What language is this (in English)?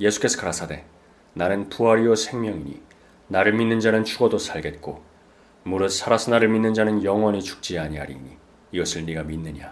Korean